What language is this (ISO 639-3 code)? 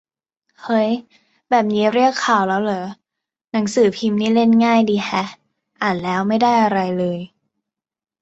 tha